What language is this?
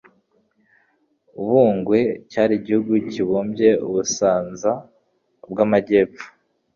Kinyarwanda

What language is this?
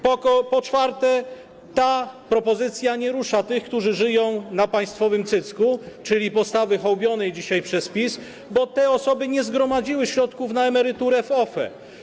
Polish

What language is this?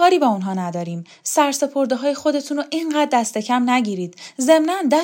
Persian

